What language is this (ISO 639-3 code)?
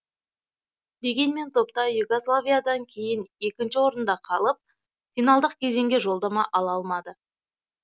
kaz